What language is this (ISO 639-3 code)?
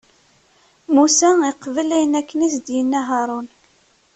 kab